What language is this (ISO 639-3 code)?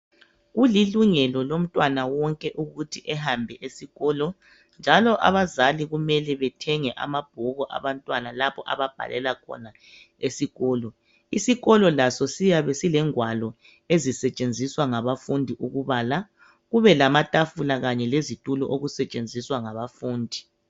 nde